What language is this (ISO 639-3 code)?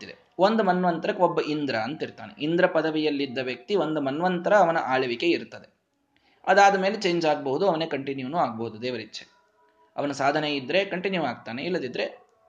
kan